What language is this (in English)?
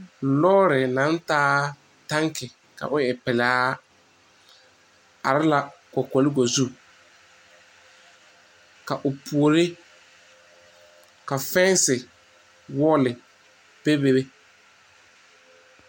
Southern Dagaare